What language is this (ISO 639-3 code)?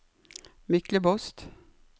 nor